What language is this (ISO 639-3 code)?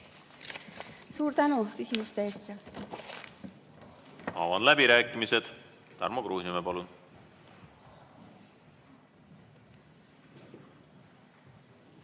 est